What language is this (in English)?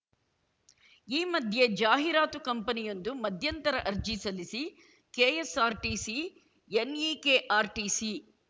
Kannada